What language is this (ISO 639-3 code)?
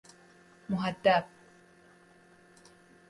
fas